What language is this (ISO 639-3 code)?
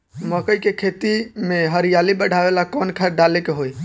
bho